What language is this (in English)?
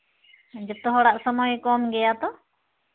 Santali